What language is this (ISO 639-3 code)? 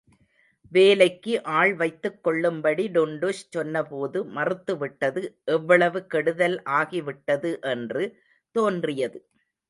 tam